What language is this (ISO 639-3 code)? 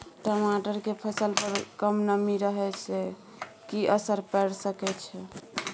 mai